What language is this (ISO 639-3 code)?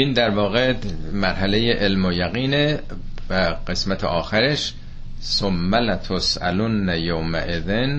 fas